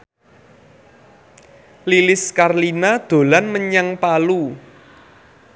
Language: Javanese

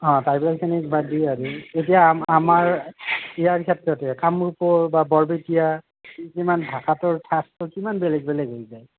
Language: Assamese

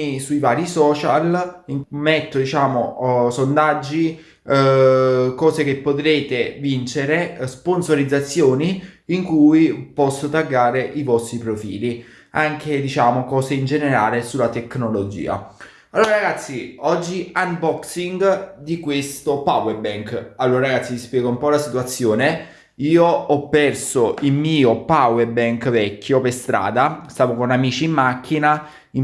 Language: Italian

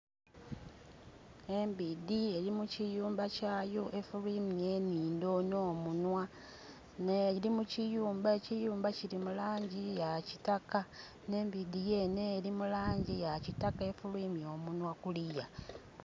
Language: Soga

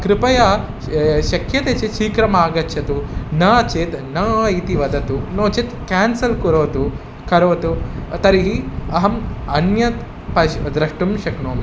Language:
Sanskrit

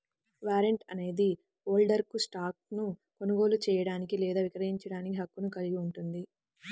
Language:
Telugu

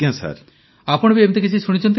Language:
Odia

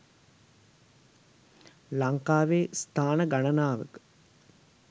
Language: Sinhala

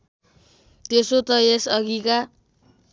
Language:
Nepali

